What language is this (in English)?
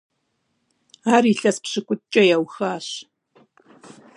Kabardian